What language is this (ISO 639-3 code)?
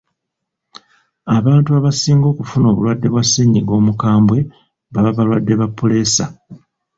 lug